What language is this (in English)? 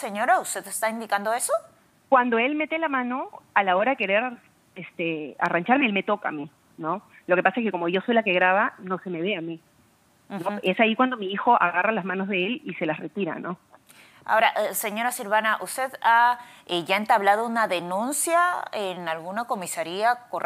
Spanish